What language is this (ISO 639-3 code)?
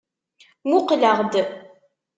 kab